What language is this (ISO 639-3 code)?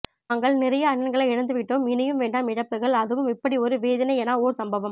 tam